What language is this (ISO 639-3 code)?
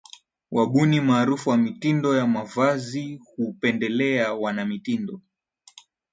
swa